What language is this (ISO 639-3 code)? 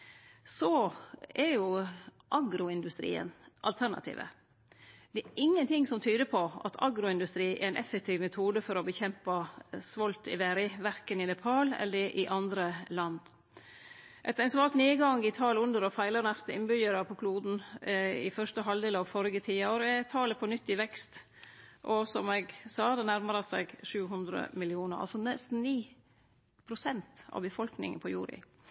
nno